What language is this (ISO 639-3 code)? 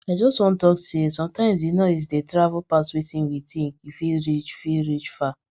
pcm